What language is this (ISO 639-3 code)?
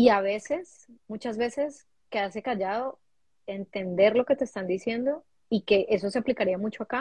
spa